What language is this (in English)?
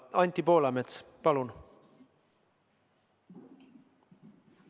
Estonian